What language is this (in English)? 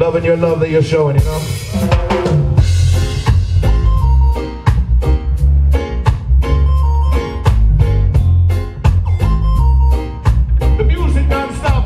English